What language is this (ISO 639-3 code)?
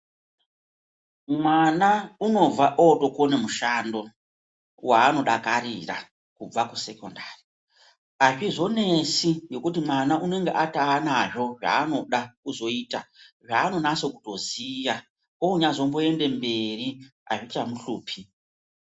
ndc